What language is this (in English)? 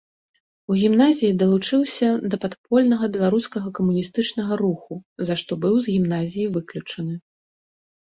Belarusian